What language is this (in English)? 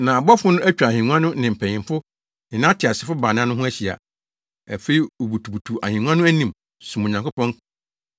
Akan